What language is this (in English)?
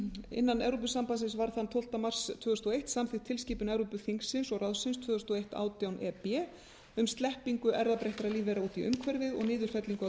Icelandic